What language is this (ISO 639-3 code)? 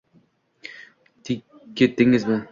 uzb